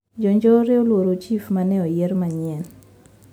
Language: Luo (Kenya and Tanzania)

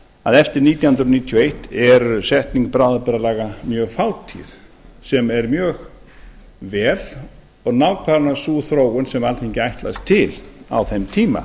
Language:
Icelandic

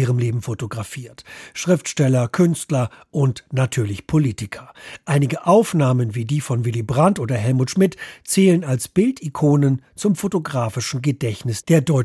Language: German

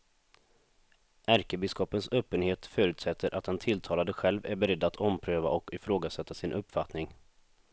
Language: Swedish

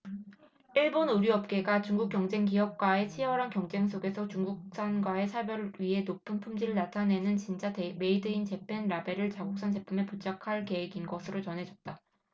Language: Korean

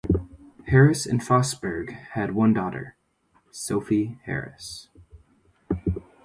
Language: English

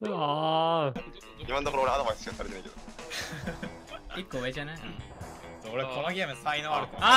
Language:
Japanese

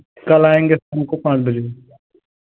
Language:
Hindi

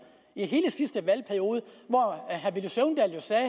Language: Danish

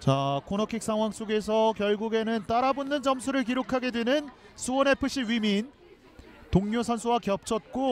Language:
Korean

